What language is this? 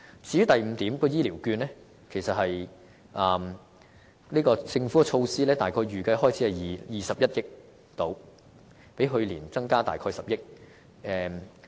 Cantonese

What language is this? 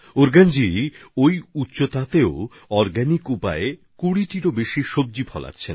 Bangla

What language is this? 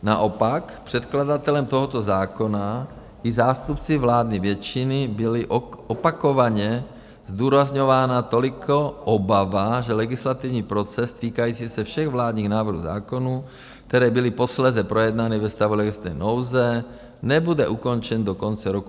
Czech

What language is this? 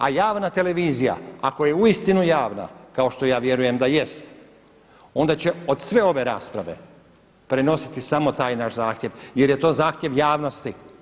Croatian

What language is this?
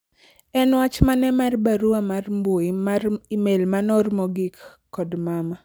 Luo (Kenya and Tanzania)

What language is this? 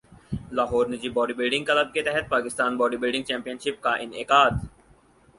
Urdu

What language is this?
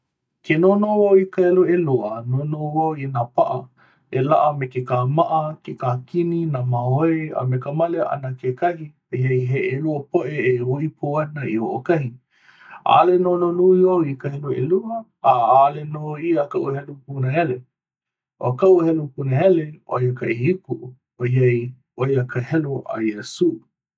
Hawaiian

